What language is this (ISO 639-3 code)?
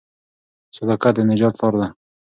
pus